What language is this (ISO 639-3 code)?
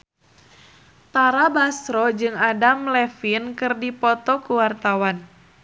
sun